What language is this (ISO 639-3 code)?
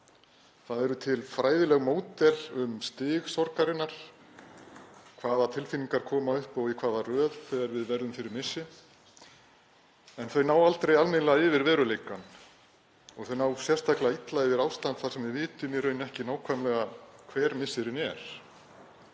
isl